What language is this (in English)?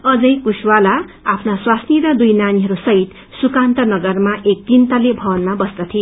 Nepali